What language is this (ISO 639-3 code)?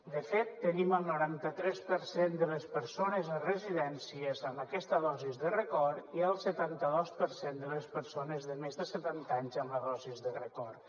cat